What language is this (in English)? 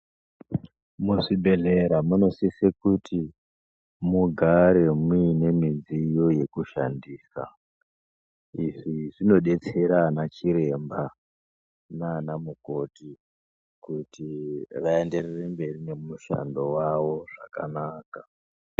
Ndau